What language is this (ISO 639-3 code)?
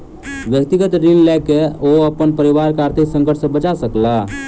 mai